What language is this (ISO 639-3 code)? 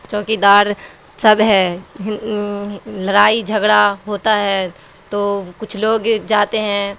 urd